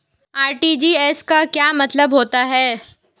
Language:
Hindi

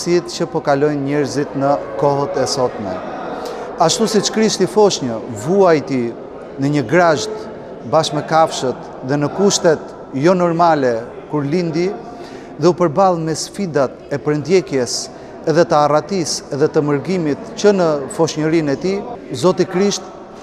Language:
Romanian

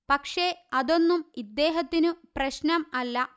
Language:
Malayalam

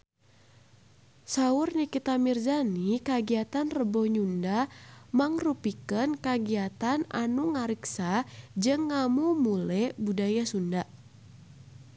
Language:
Sundanese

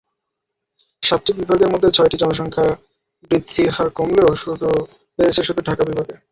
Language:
Bangla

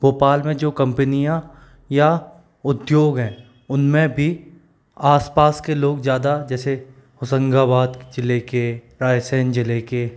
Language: Hindi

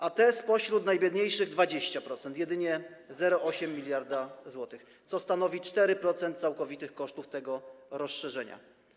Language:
Polish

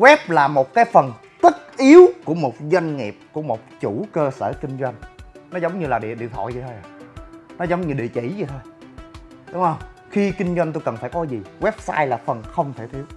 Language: Vietnamese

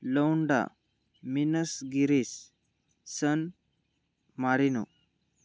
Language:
Marathi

